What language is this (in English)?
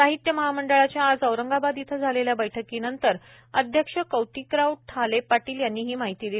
Marathi